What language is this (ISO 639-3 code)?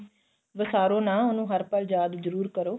pan